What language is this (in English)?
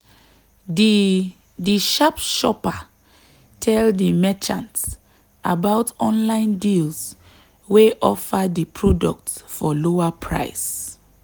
Nigerian Pidgin